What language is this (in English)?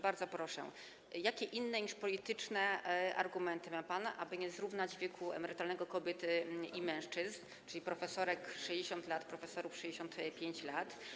Polish